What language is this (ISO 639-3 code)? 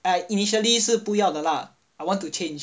eng